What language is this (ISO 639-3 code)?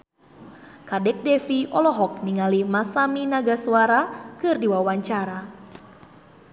sun